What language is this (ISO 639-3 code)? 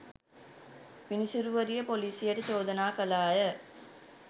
sin